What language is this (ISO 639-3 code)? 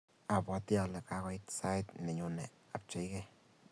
kln